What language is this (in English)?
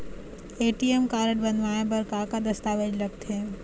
Chhattisgarhi